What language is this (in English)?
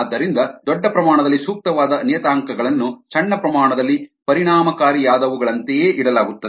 Kannada